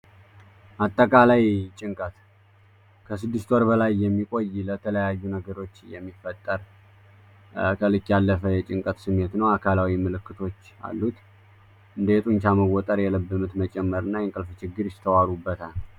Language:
Amharic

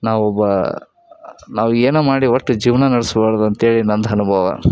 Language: Kannada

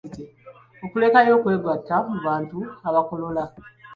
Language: Ganda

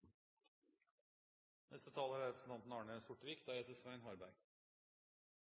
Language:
Norwegian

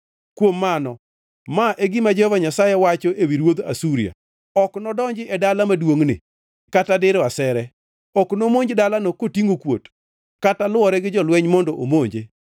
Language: Luo (Kenya and Tanzania)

